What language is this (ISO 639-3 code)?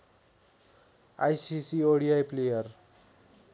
nep